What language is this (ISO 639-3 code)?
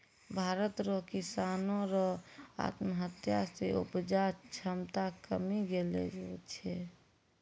mai